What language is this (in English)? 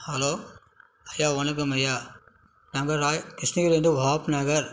Tamil